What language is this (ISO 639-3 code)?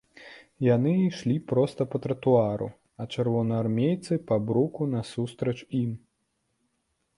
bel